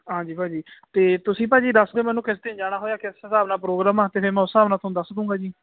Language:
Punjabi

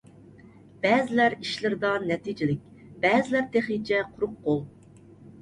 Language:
Uyghur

